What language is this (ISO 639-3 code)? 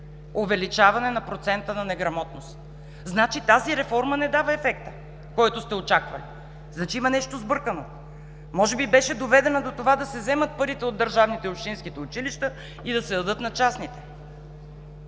bul